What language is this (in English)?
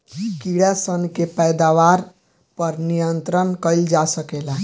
Bhojpuri